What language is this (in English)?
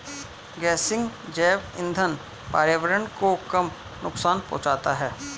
Hindi